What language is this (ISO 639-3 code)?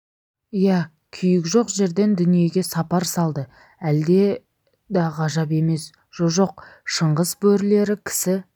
kaz